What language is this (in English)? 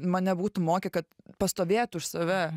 Lithuanian